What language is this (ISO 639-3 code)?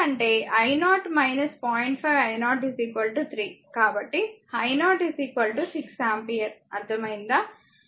tel